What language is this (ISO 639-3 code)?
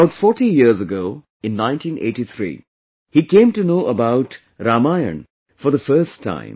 eng